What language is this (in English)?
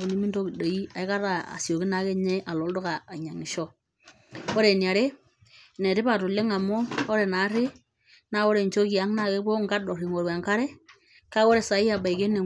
Masai